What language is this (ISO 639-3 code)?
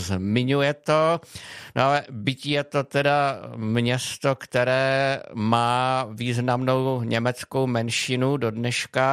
ces